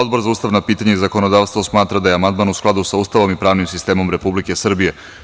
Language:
Serbian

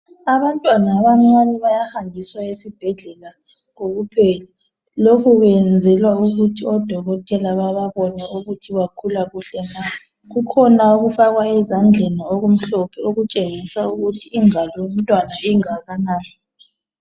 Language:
North Ndebele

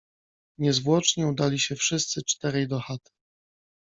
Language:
Polish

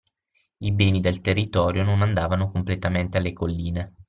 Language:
Italian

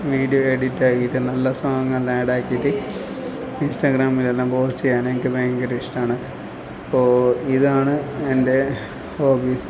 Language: Malayalam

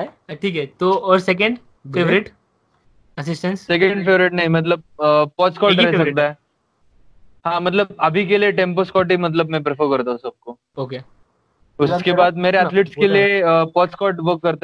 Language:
Hindi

